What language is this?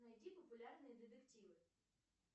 Russian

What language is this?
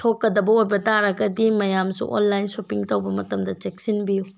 Manipuri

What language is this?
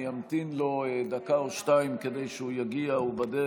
Hebrew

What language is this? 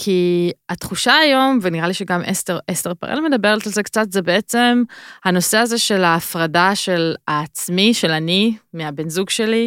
Hebrew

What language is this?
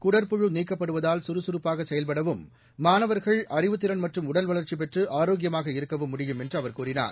Tamil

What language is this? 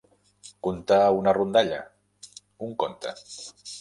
Catalan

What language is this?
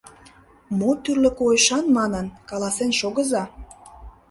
Mari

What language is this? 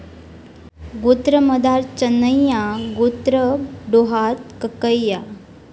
Marathi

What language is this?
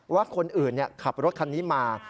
Thai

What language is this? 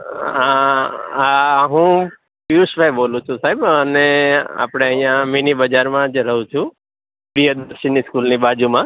Gujarati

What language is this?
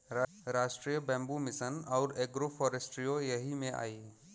Bhojpuri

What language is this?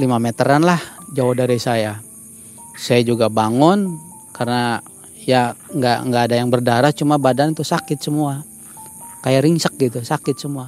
Indonesian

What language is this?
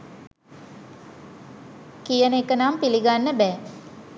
Sinhala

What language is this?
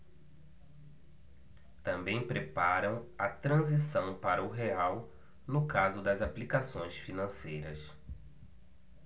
Portuguese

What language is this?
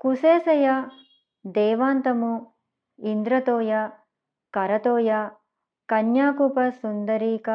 Telugu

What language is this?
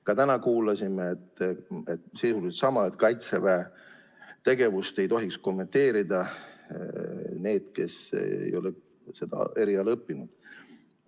Estonian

